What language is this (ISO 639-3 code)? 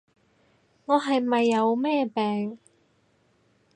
yue